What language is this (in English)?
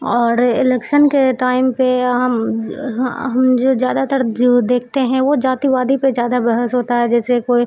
Urdu